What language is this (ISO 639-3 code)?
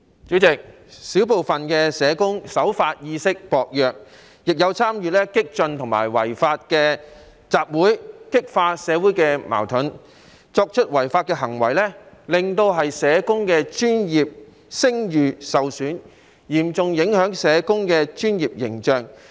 yue